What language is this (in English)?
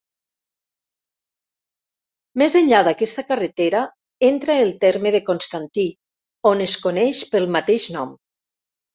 Catalan